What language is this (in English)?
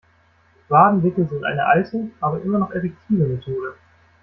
German